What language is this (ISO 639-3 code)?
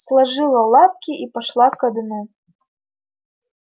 rus